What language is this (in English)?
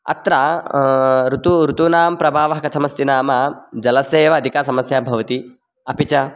Sanskrit